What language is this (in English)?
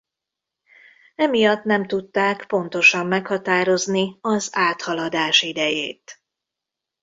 Hungarian